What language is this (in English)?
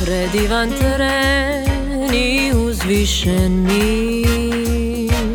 Croatian